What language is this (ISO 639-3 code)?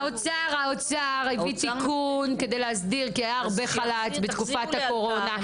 heb